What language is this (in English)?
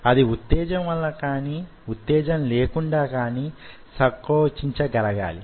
Telugu